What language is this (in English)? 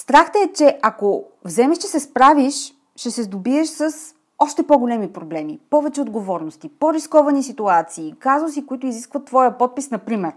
Bulgarian